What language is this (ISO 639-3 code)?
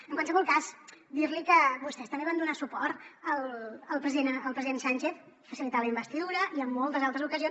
cat